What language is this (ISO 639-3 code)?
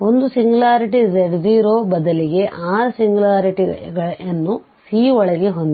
kan